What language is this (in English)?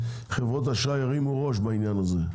Hebrew